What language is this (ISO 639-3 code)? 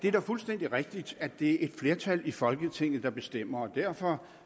dan